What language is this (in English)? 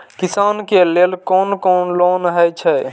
Maithili